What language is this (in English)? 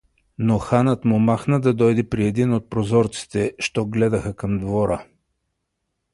Bulgarian